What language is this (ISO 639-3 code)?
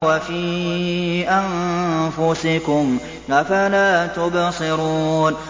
ara